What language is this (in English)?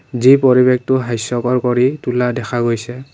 Assamese